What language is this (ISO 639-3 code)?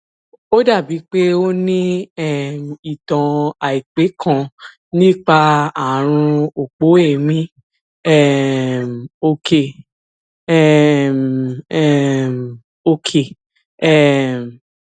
yor